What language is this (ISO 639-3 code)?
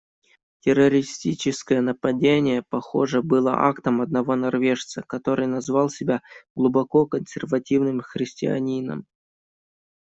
rus